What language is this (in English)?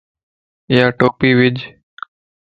Lasi